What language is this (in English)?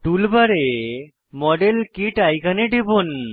Bangla